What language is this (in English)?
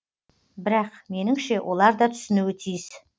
Kazakh